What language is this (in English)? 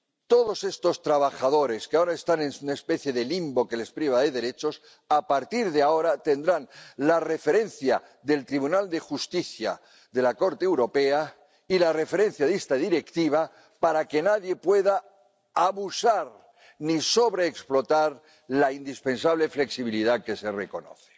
Spanish